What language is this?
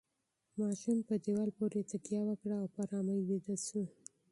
Pashto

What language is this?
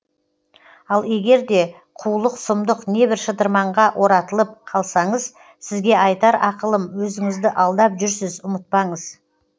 Kazakh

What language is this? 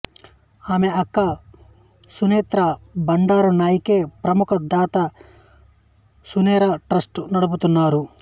Telugu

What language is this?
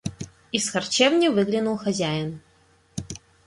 Russian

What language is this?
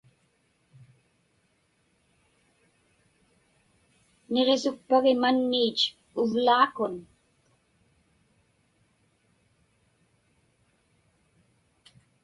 Inupiaq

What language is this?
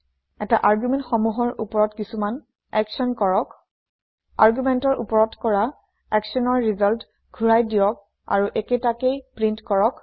Assamese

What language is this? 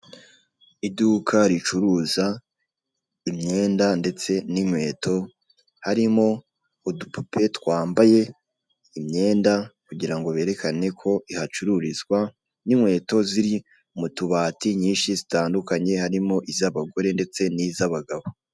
Kinyarwanda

